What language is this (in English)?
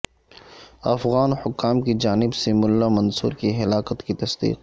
Urdu